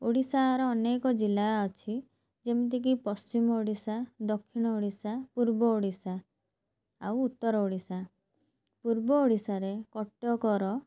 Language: Odia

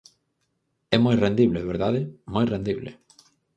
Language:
Galician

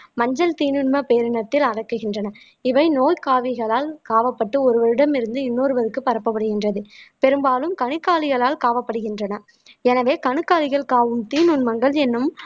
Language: Tamil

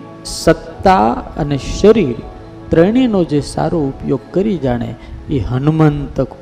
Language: Gujarati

